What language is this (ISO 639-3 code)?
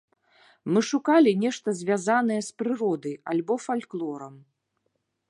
bel